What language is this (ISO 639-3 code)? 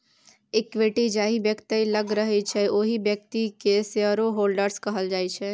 mai